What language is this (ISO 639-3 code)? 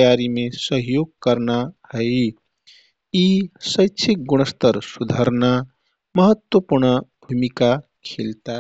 tkt